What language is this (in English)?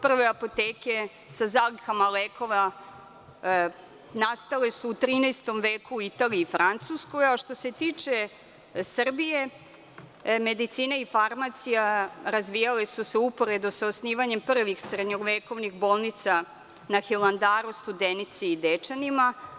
Serbian